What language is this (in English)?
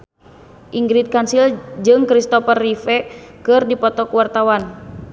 Sundanese